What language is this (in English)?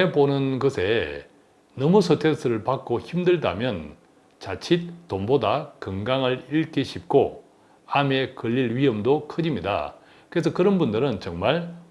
Korean